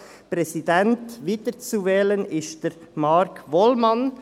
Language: Swiss German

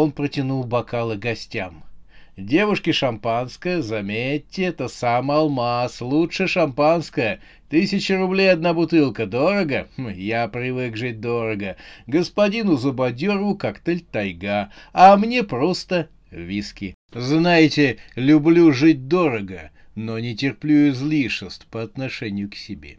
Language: Russian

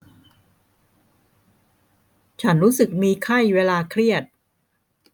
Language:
Thai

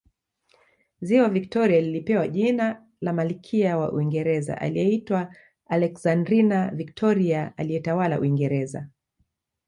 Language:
Swahili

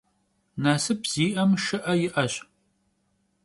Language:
Kabardian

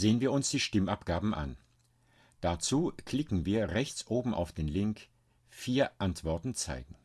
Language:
German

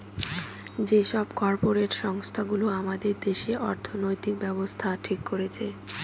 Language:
Bangla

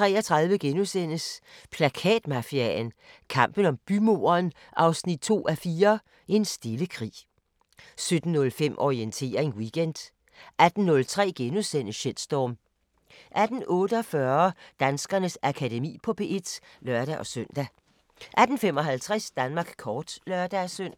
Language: Danish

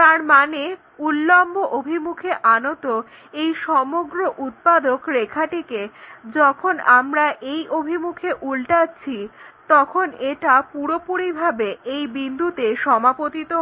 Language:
Bangla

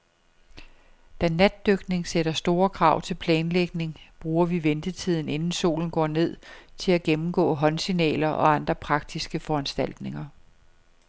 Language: Danish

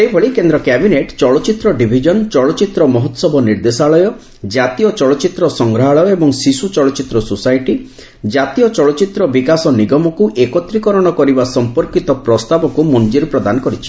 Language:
Odia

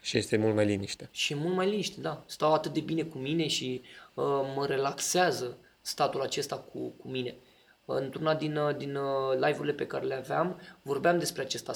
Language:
Romanian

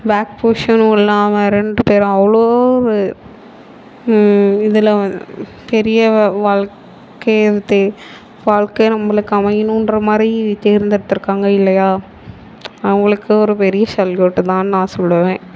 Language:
Tamil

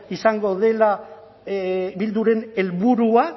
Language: Basque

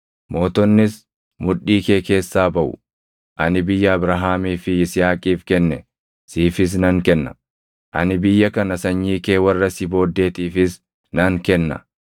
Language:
Oromo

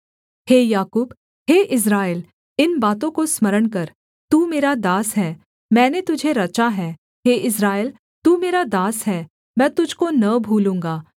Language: Hindi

